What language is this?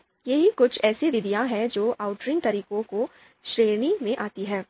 Hindi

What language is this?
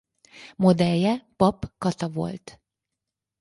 Hungarian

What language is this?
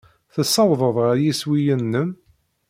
Kabyle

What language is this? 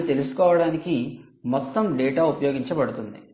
Telugu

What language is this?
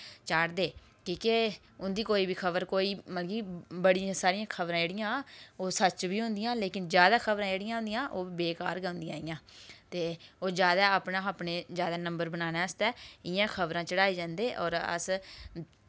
Dogri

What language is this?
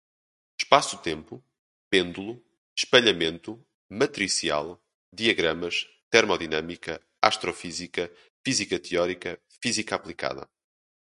Portuguese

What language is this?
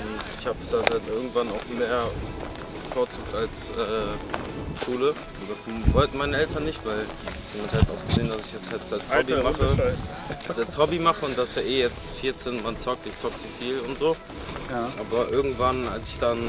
German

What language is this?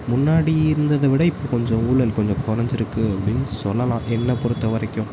Tamil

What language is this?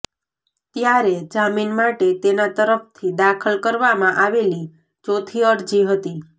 Gujarati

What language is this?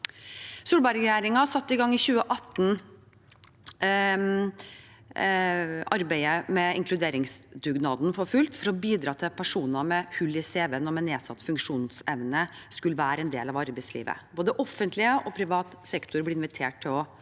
Norwegian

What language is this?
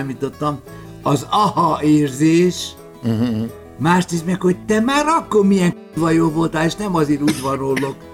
Hungarian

